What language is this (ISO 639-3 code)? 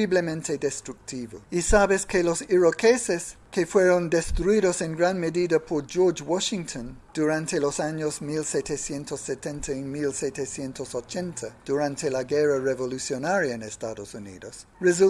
spa